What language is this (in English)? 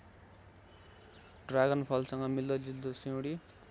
Nepali